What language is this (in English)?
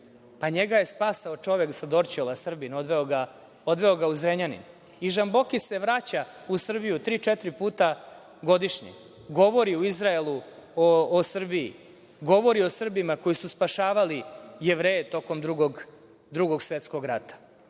Serbian